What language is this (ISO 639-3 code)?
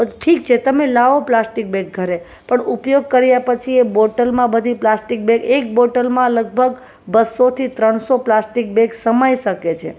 guj